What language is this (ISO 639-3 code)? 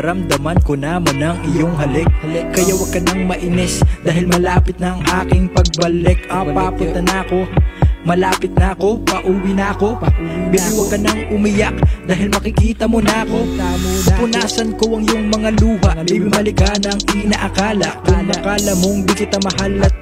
fil